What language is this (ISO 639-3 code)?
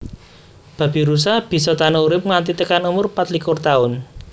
jav